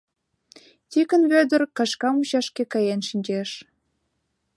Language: Mari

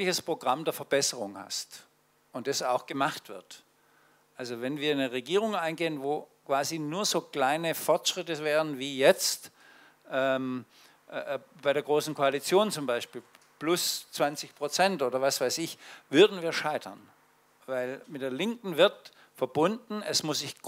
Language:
German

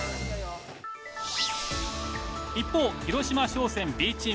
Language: Japanese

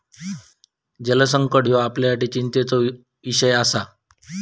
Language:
Marathi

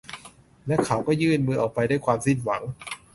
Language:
Thai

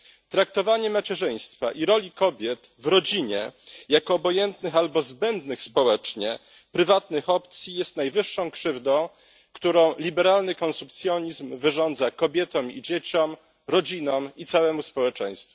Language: Polish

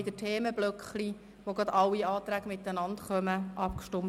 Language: Swiss German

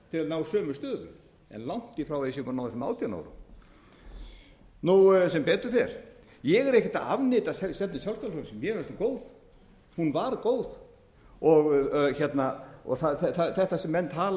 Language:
Icelandic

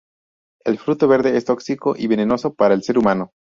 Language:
Spanish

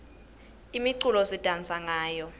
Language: Swati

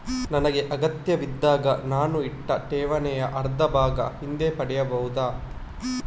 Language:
Kannada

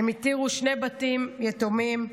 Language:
Hebrew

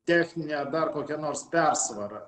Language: Lithuanian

